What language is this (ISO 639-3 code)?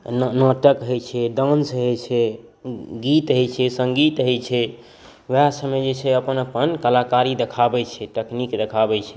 mai